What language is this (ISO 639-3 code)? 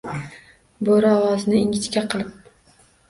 uzb